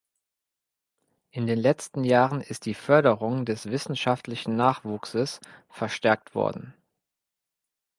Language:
German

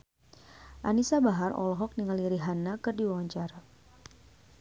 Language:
Sundanese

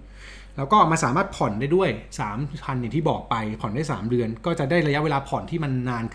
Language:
Thai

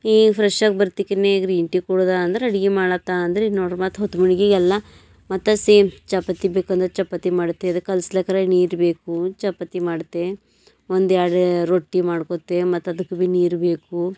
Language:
Kannada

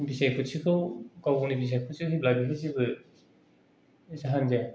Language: Bodo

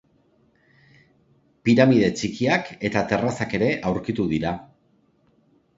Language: Basque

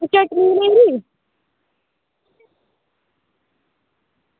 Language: Dogri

